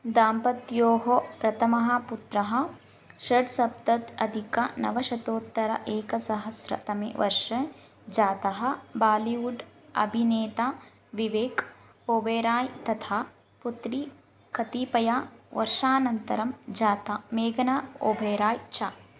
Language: Sanskrit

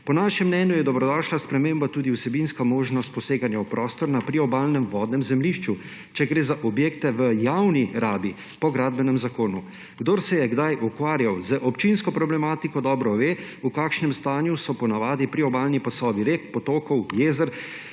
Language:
Slovenian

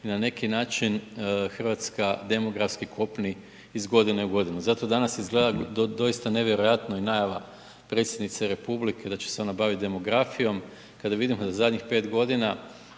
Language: Croatian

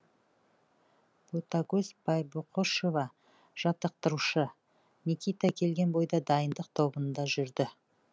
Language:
Kazakh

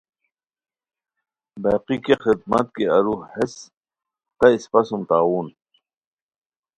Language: Khowar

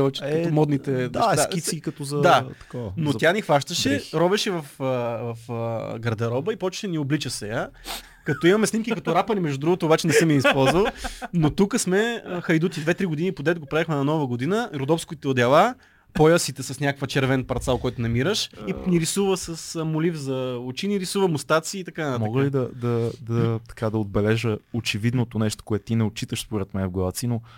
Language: Bulgarian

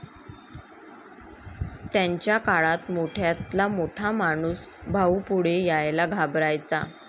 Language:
Marathi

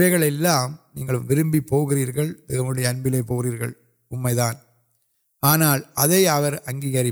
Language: Urdu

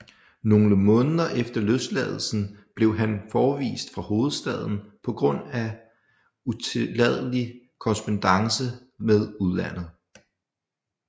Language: Danish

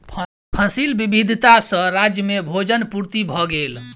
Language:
Maithili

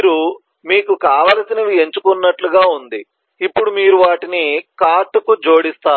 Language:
Telugu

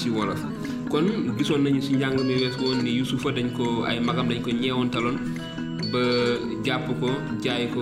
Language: Italian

